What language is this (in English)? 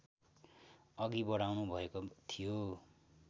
Nepali